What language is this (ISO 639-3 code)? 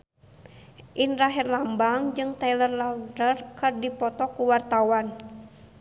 sun